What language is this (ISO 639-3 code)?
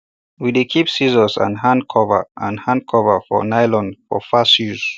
pcm